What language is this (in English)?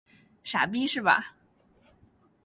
Chinese